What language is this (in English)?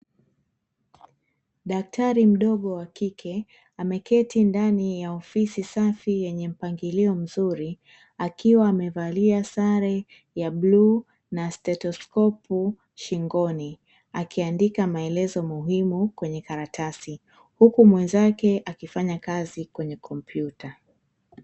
Swahili